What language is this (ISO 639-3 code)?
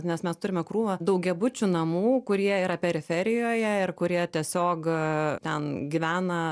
lit